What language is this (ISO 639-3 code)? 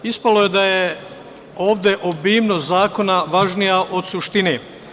srp